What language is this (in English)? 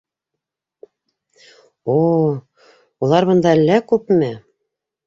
Bashkir